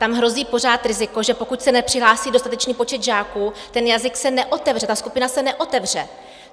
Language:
Czech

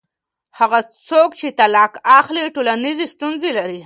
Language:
Pashto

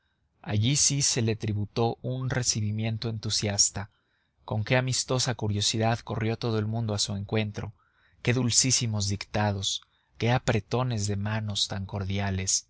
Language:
Spanish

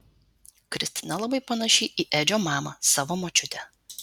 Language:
Lithuanian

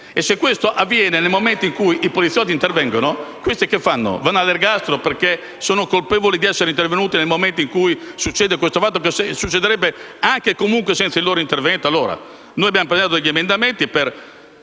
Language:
Italian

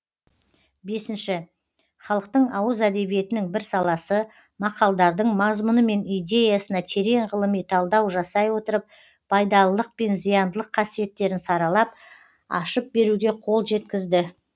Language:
Kazakh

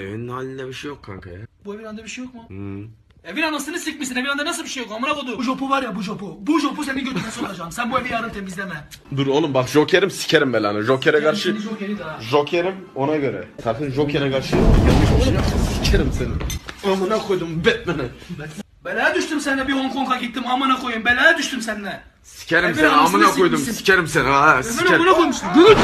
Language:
Turkish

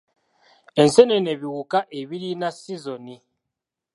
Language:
Ganda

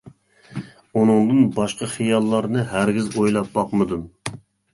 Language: Uyghur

